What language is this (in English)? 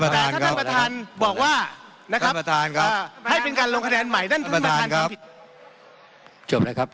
Thai